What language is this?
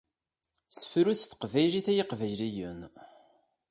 Kabyle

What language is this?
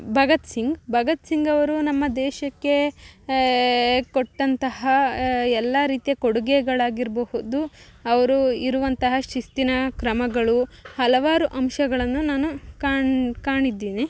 Kannada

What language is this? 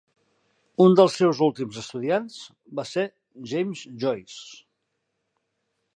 Catalan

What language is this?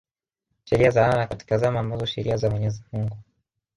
Swahili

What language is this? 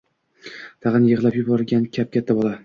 Uzbek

